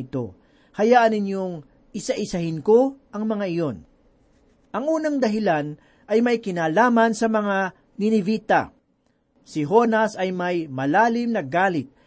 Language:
Filipino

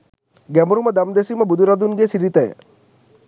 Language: Sinhala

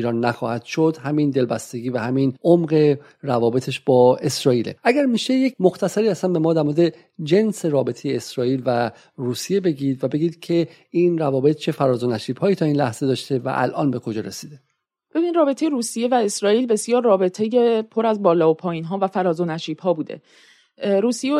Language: Persian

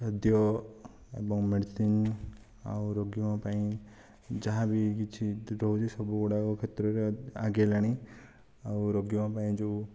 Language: Odia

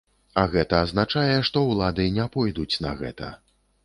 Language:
Belarusian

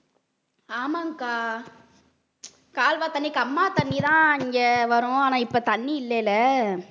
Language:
Tamil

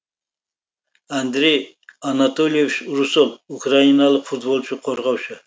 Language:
Kazakh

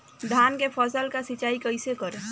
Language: Bhojpuri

